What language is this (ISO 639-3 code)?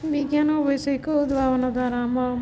ori